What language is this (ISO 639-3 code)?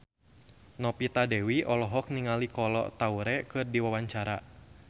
sun